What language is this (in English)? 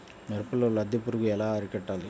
Telugu